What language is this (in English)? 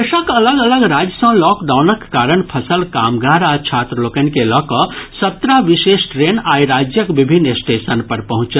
Maithili